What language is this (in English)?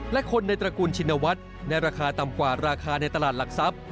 Thai